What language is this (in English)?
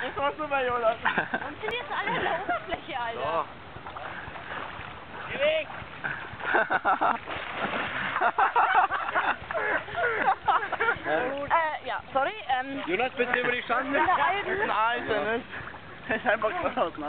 Czech